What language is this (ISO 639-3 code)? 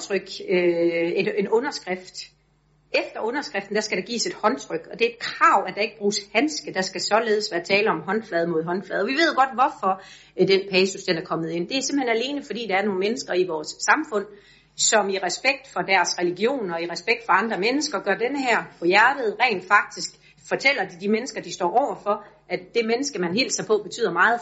dan